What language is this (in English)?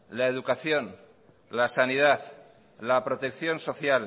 Spanish